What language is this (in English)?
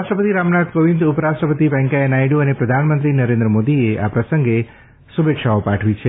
Gujarati